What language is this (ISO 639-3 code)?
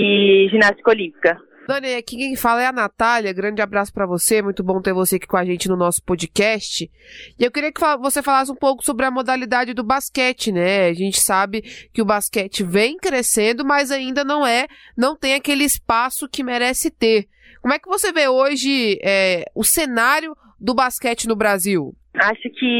por